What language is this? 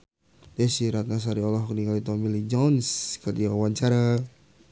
Sundanese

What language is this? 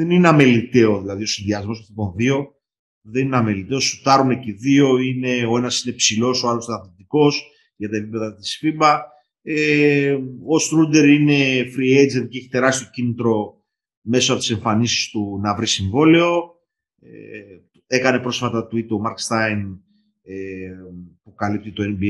Greek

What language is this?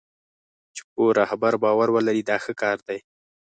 Pashto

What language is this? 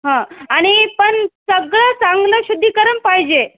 Marathi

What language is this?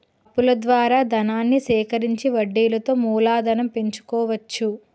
Telugu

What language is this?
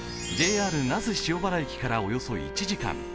Japanese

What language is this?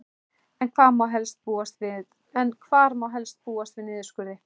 Icelandic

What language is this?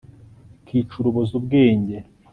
Kinyarwanda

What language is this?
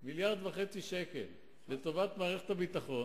Hebrew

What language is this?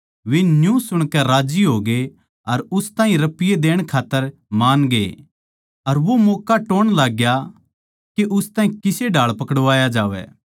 Haryanvi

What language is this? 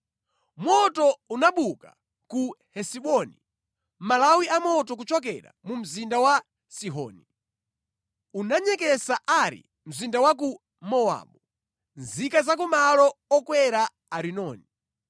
Nyanja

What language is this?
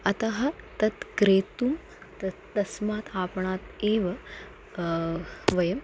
Sanskrit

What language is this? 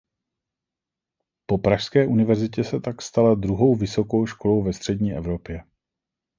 Czech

